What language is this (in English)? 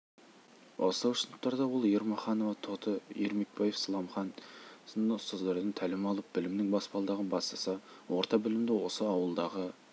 Kazakh